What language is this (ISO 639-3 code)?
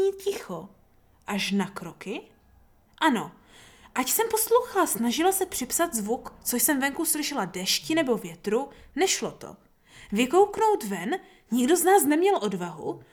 ces